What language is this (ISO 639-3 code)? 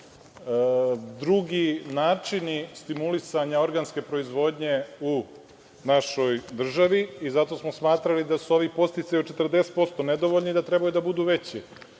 srp